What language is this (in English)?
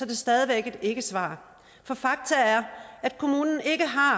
Danish